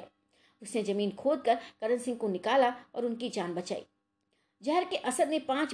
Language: Hindi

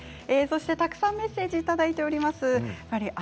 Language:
Japanese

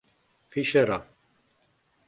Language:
Czech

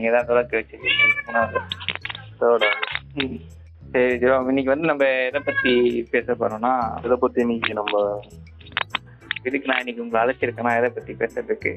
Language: Tamil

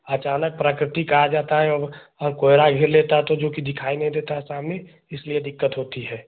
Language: Hindi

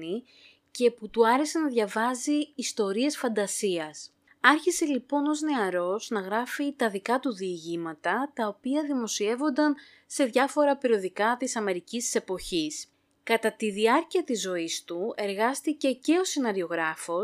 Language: Greek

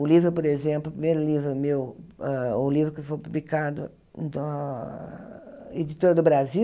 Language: Portuguese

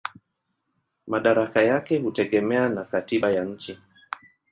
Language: Swahili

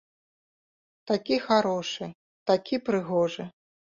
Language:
Belarusian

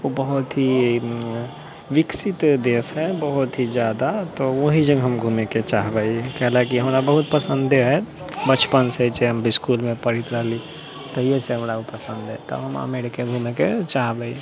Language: Maithili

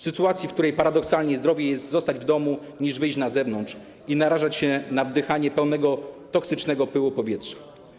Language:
Polish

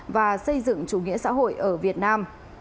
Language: Vietnamese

